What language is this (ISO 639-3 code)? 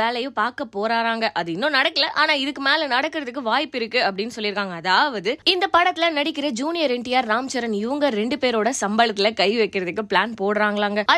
tam